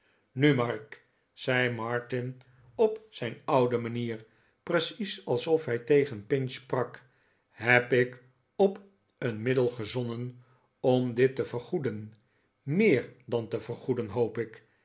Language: Dutch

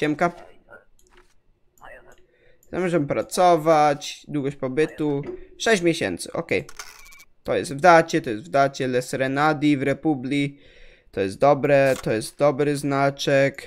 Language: Polish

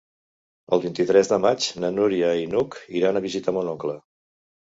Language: Catalan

